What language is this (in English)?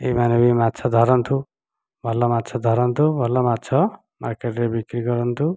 Odia